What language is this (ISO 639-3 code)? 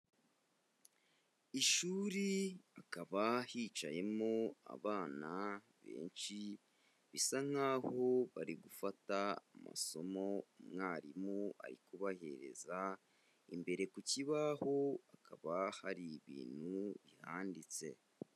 kin